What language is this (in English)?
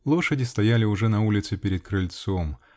Russian